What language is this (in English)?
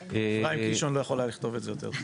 Hebrew